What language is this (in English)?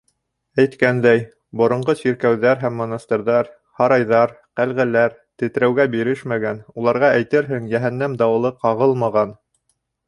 Bashkir